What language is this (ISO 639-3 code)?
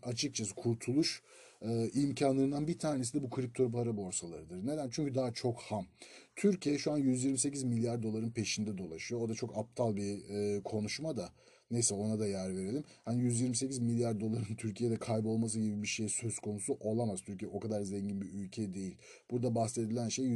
tur